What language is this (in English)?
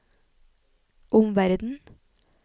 Norwegian